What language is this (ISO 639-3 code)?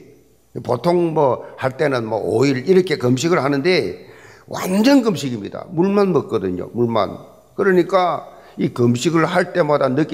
kor